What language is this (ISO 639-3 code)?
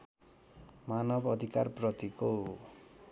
nep